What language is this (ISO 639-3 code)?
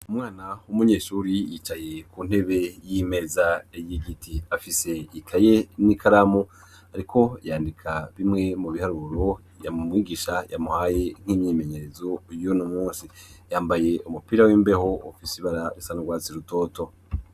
run